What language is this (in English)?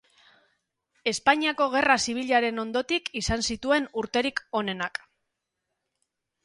Basque